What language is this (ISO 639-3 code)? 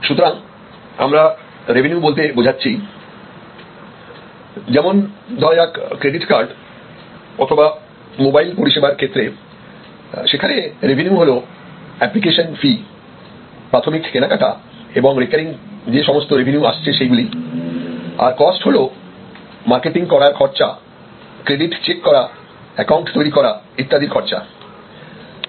ben